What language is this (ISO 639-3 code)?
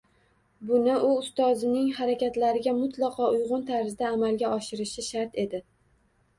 uzb